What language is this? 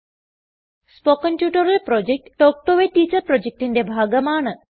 Malayalam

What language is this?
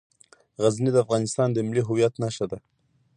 Pashto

